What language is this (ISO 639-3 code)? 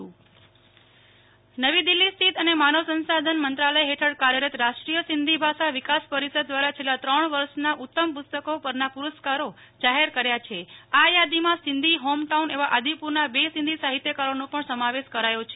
guj